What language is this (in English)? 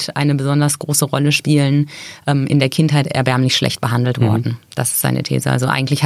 German